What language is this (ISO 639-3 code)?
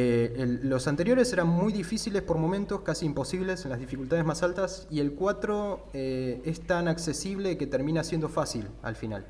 spa